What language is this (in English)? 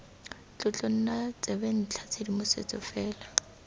Tswana